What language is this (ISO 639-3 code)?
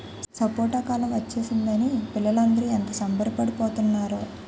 tel